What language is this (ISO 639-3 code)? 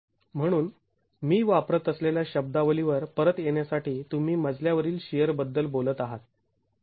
mar